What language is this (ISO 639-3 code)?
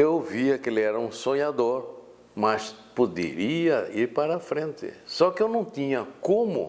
por